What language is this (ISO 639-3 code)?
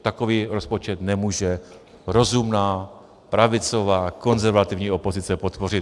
ces